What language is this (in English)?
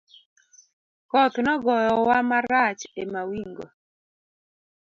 Luo (Kenya and Tanzania)